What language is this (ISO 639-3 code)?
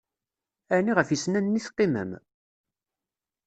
kab